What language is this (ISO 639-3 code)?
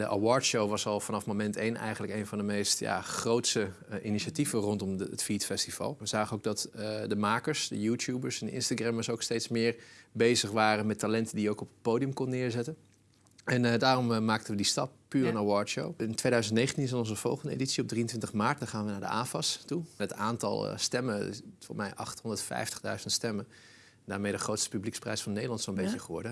nld